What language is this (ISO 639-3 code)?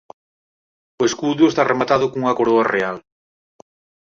glg